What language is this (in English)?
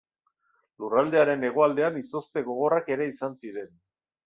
Basque